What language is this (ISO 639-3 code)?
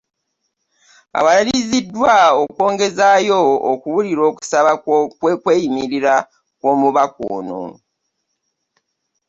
lug